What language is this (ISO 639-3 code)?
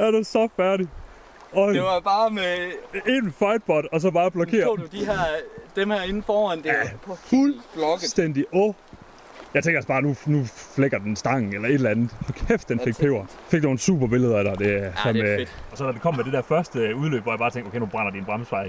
dan